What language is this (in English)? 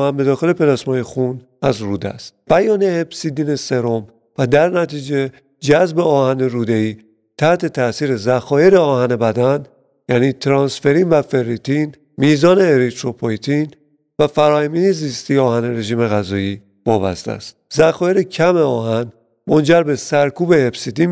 Persian